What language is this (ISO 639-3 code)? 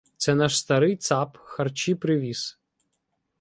ukr